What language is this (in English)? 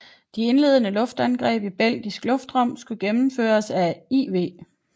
Danish